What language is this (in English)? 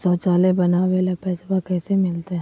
Magahi